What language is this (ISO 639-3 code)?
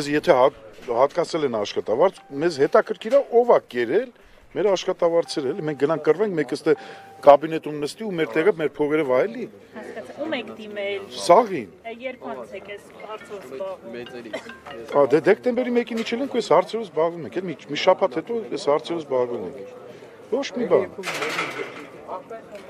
tur